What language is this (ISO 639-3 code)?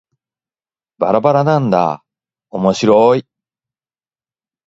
jpn